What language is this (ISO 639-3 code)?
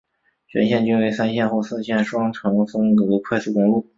zho